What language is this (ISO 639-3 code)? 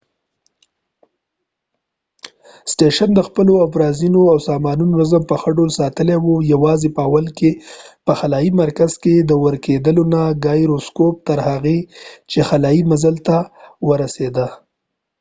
pus